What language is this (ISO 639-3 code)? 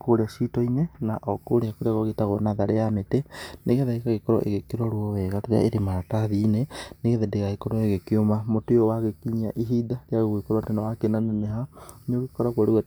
kik